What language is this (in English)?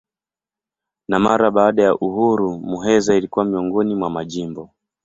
Swahili